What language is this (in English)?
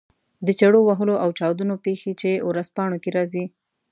Pashto